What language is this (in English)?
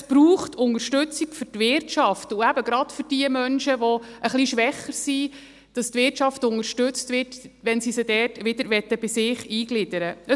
Swiss German